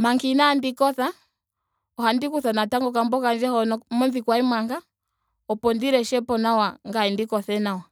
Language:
Ndonga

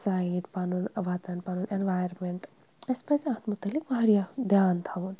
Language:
Kashmiri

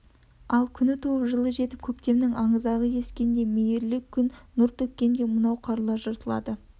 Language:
Kazakh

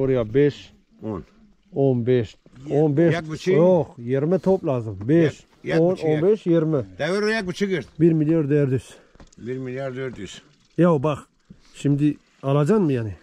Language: Turkish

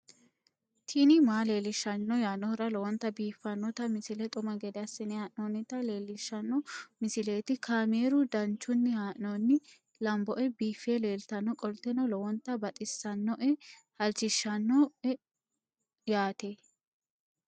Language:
Sidamo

